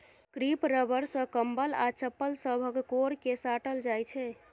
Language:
Maithili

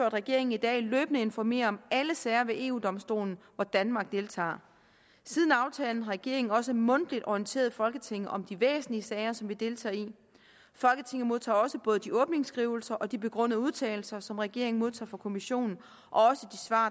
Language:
Danish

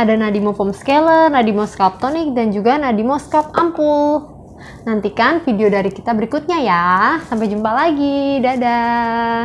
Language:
Indonesian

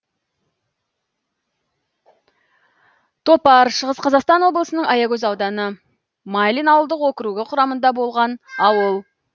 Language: Kazakh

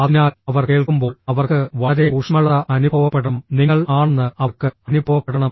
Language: Malayalam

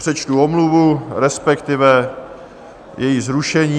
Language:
Czech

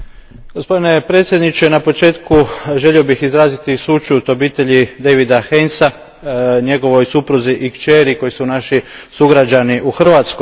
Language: Croatian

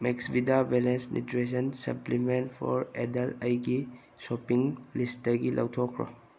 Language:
Manipuri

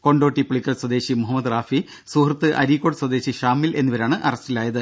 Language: Malayalam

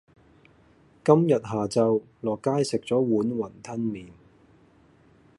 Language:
Cantonese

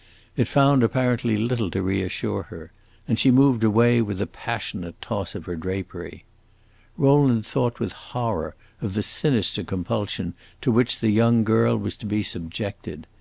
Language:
English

